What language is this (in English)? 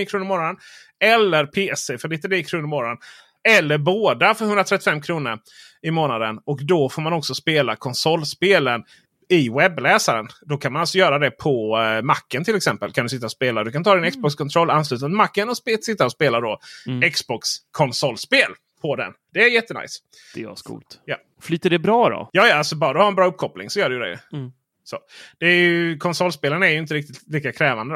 Swedish